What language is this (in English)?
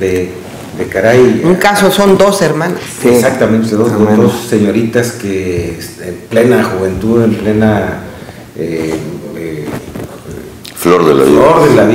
Spanish